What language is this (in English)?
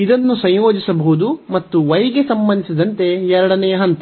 Kannada